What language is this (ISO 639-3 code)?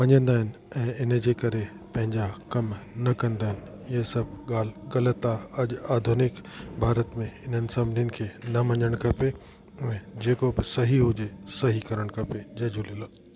snd